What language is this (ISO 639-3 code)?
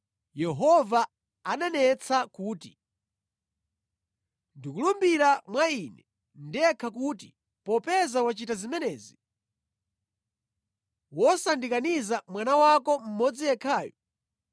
nya